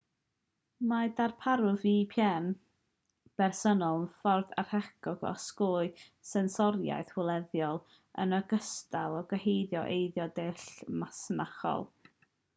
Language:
Welsh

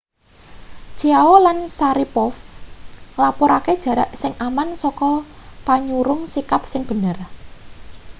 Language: Javanese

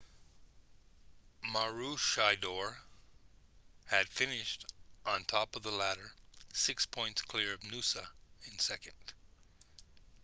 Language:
English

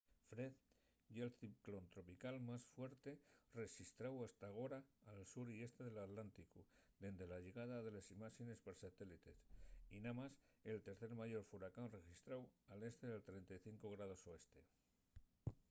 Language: Asturian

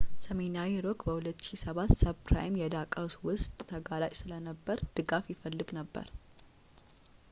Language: Amharic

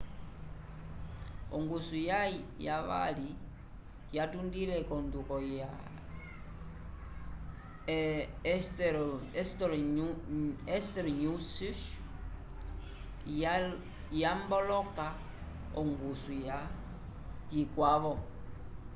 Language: Umbundu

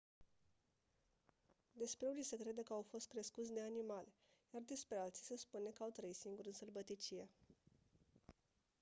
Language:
Romanian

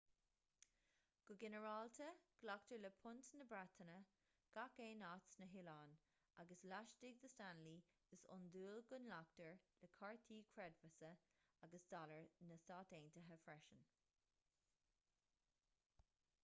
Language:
Irish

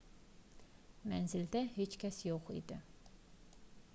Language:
Azerbaijani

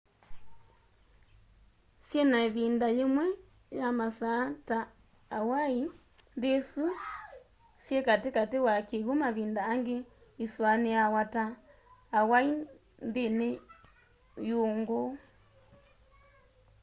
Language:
Kamba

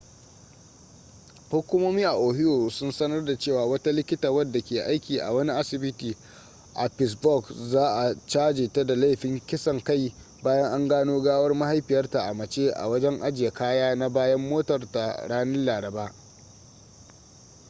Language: Hausa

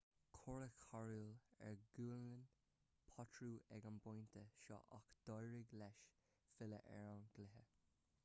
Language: Irish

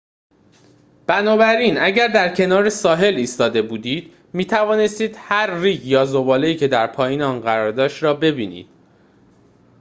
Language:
Persian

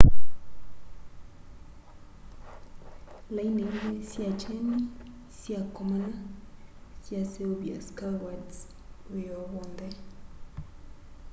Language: Kamba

